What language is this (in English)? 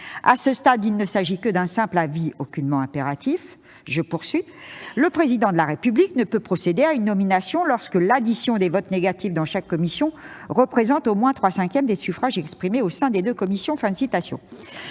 French